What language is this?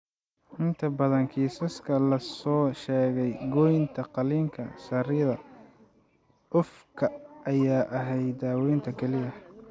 Somali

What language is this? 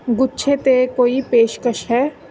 Punjabi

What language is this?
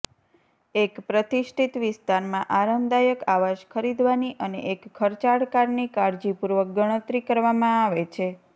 Gujarati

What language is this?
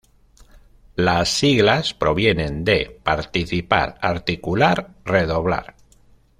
Spanish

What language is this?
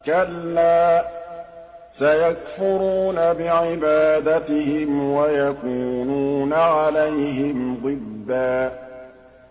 Arabic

